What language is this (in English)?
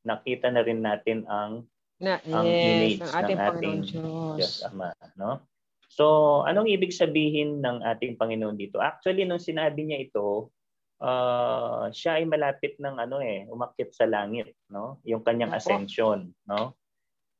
Filipino